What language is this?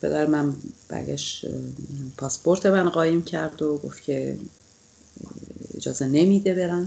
Persian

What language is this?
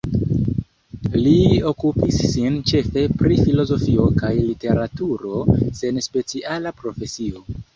Esperanto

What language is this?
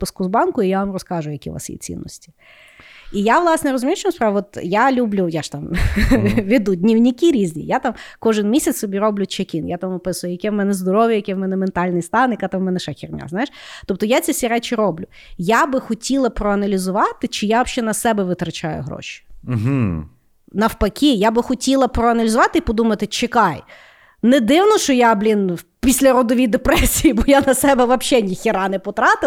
Ukrainian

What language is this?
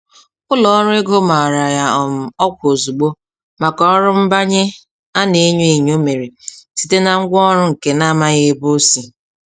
Igbo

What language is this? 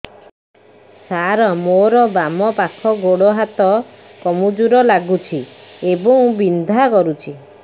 Odia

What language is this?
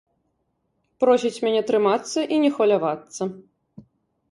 Belarusian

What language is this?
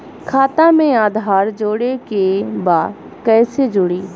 Bhojpuri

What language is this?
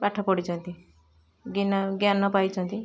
Odia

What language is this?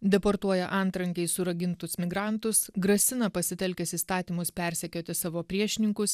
Lithuanian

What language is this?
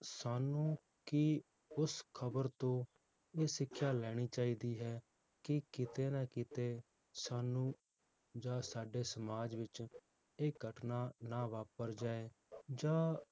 Punjabi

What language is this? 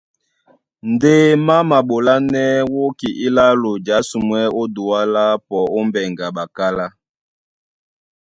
Duala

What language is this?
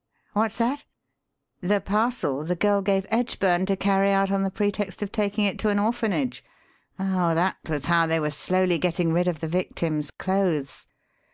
English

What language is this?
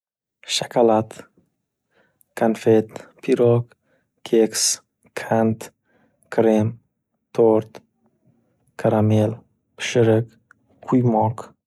Uzbek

